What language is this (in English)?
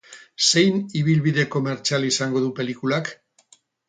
Basque